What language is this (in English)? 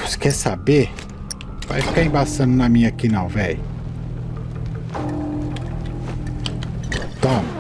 Portuguese